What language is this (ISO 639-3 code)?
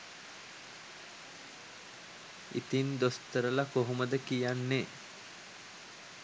sin